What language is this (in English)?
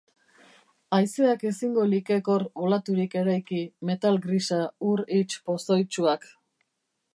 Basque